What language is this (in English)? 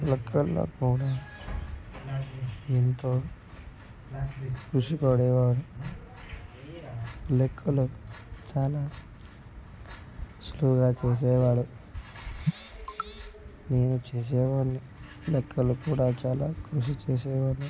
Telugu